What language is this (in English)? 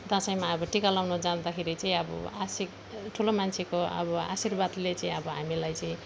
Nepali